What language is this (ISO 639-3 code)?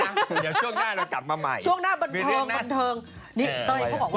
tha